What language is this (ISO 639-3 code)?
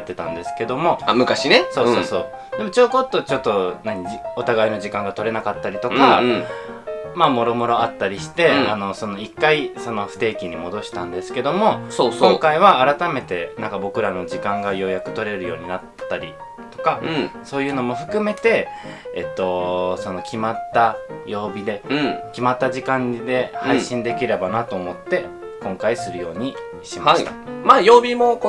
jpn